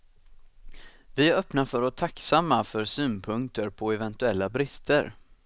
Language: Swedish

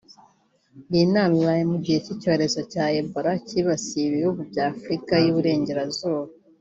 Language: Kinyarwanda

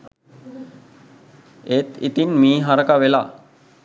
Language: Sinhala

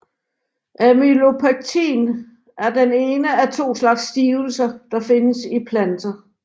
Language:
Danish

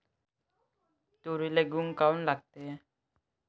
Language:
Marathi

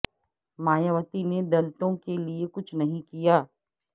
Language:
Urdu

